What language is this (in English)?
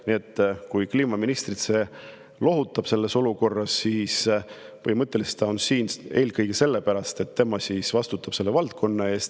Estonian